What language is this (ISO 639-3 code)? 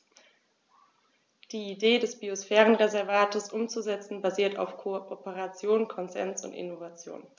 deu